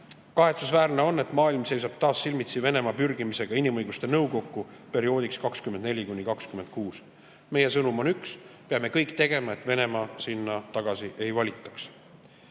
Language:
Estonian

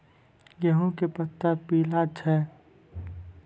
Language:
Maithili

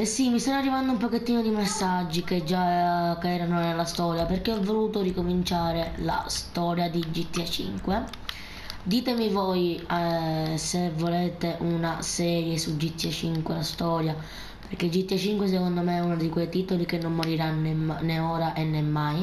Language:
Italian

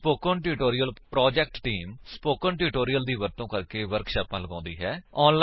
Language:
Punjabi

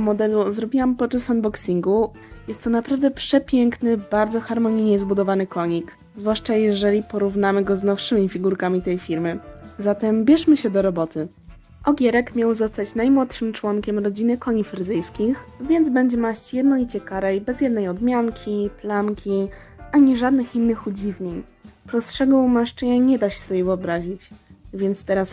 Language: Polish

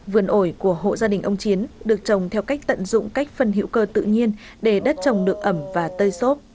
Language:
Vietnamese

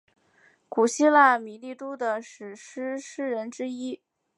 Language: Chinese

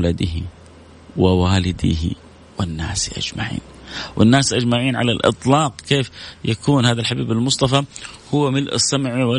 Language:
Arabic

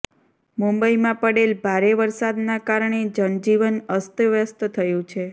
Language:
Gujarati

